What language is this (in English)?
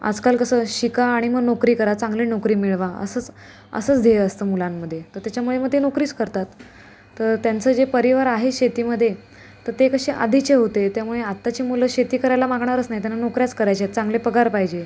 Marathi